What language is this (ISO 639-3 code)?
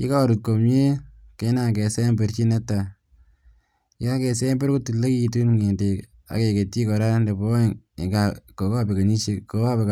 kln